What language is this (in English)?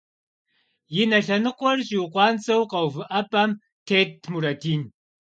Kabardian